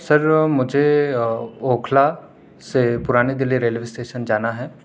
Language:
Urdu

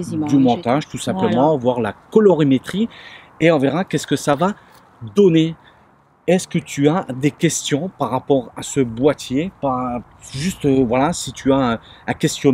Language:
French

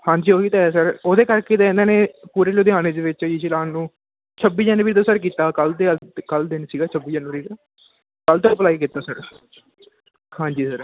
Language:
Punjabi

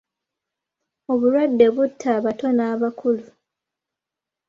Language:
Ganda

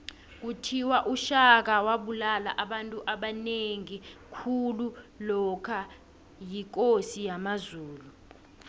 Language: South Ndebele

